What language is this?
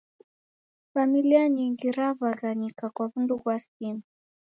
Taita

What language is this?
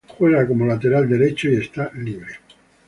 Spanish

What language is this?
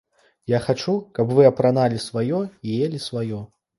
Belarusian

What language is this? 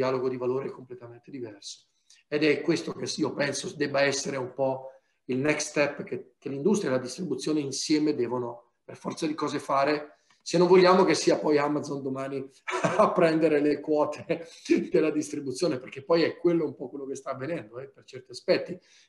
Italian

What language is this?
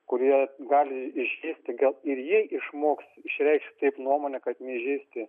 Lithuanian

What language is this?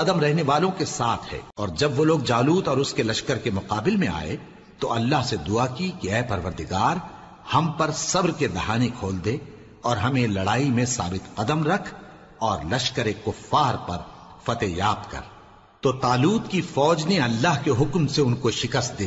Urdu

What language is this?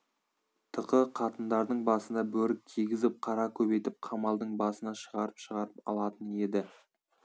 Kazakh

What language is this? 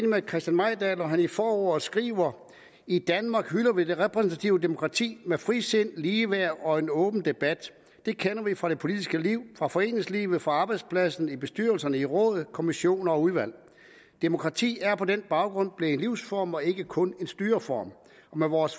Danish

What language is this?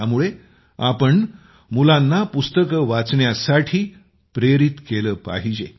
Marathi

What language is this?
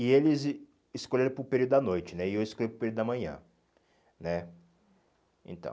Portuguese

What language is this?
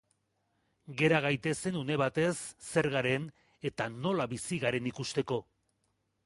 Basque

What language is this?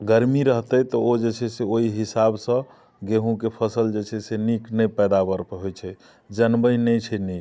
Maithili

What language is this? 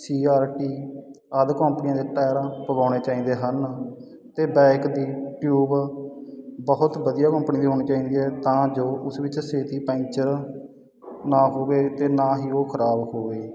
Punjabi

